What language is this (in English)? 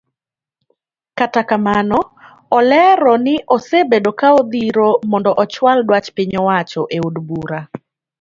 Luo (Kenya and Tanzania)